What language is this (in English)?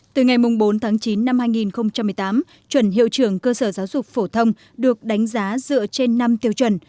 Vietnamese